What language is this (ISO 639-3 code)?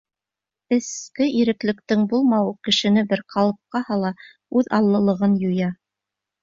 bak